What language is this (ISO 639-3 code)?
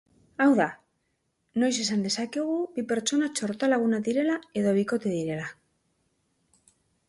eus